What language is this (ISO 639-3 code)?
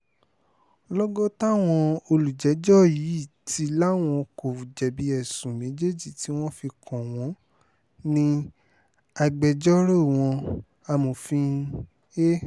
yor